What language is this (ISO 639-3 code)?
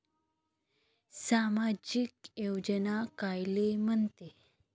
mar